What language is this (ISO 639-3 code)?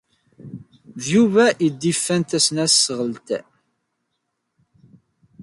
kab